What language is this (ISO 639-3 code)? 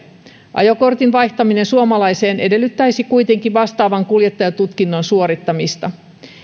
fin